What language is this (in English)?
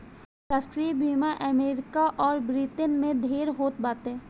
Bhojpuri